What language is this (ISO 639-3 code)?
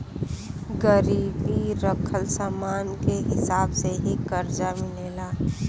bho